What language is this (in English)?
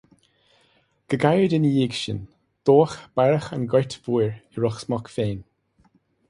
Irish